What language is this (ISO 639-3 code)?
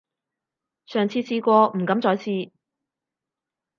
yue